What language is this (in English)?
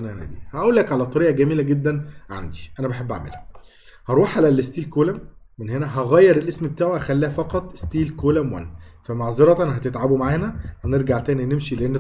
Arabic